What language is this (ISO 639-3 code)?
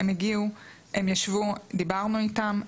heb